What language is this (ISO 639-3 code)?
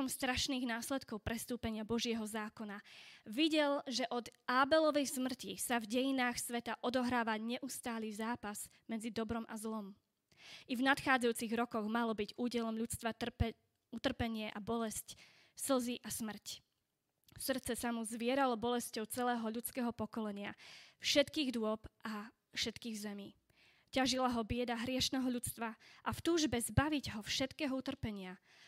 slk